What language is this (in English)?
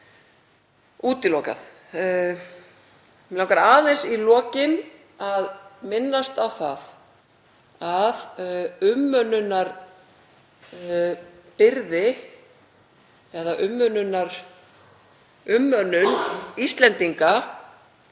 Icelandic